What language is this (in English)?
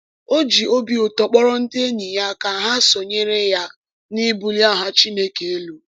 Igbo